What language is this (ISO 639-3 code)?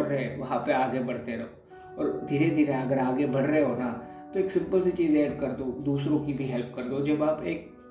hin